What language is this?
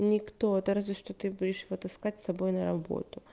Russian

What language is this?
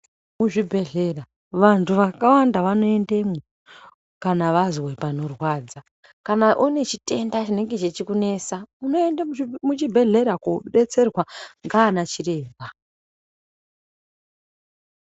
Ndau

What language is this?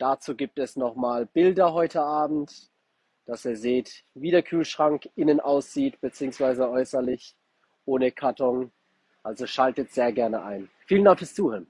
German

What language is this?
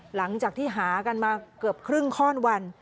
Thai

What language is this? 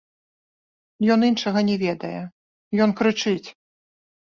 Belarusian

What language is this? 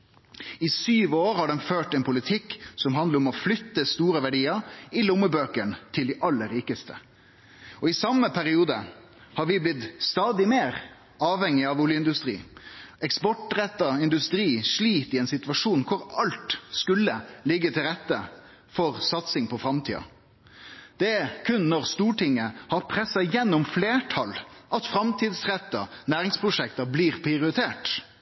Norwegian Nynorsk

